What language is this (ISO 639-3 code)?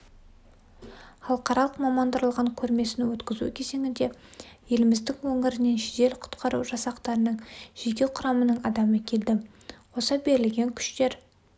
kaz